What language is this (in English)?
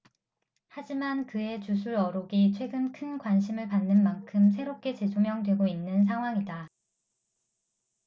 Korean